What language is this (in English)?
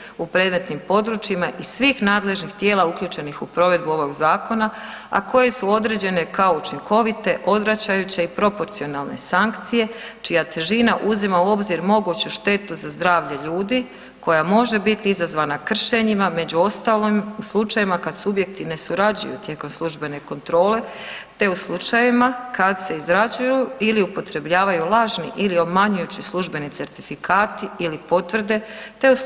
Croatian